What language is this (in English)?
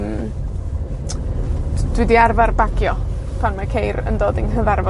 Welsh